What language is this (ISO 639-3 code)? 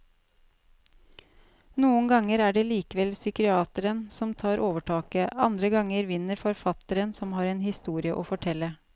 nor